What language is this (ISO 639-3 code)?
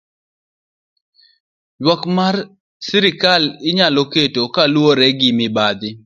luo